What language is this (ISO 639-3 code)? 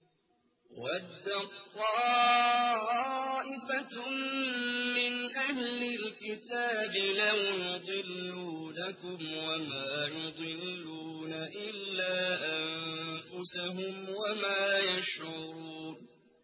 ara